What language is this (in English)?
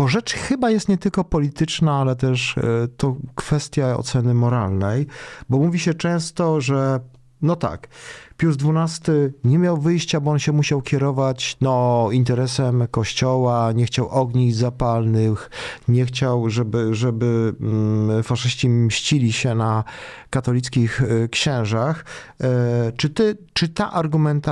Polish